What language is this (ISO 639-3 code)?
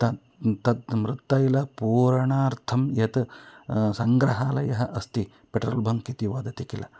san